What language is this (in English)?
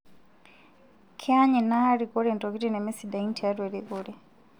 Masai